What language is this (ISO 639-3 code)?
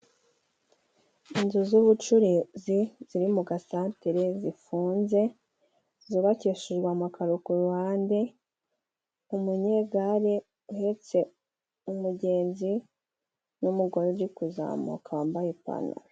kin